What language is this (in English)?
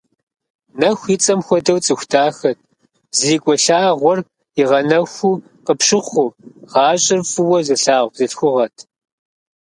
Kabardian